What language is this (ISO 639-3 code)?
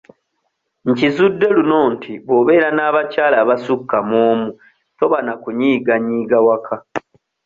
lug